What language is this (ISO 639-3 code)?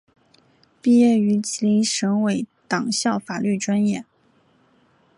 zho